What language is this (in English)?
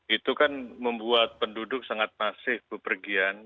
Indonesian